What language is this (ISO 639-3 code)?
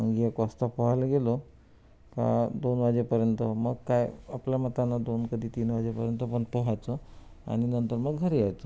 mar